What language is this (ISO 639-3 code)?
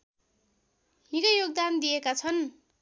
nep